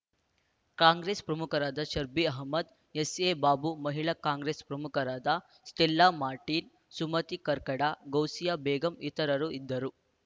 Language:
Kannada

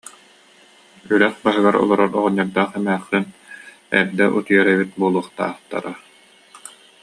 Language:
Yakut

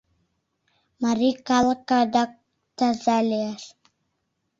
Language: Mari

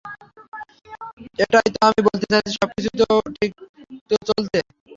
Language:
Bangla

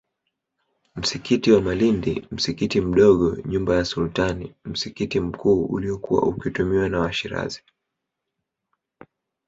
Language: Swahili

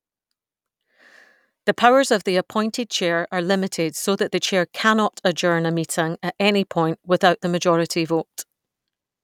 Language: English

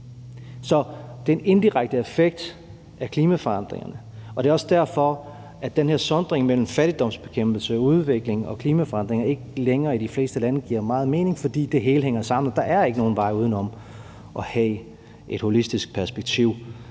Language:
Danish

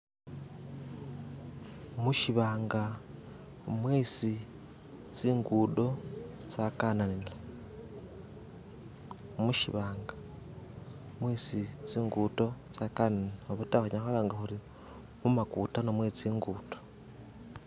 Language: Masaaba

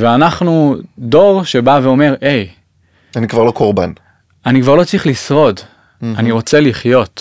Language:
Hebrew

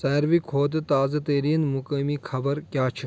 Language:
Kashmiri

